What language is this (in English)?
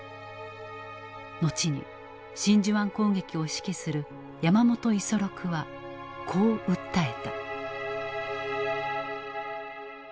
Japanese